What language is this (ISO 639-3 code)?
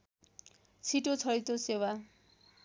nep